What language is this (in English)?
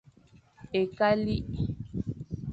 Fang